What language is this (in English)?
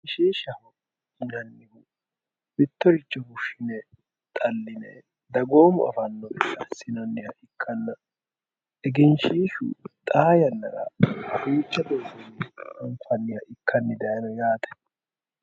Sidamo